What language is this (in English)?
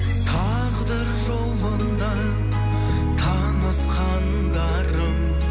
Kazakh